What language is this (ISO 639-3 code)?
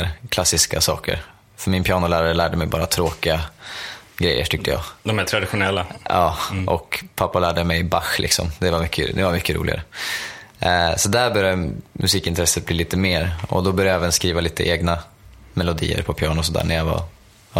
swe